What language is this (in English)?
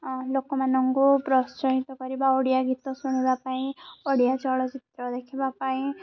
Odia